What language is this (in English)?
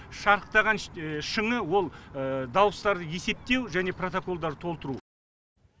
Kazakh